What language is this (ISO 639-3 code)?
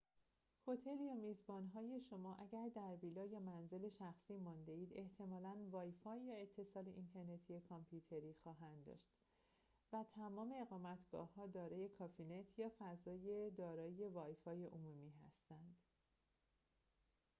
fas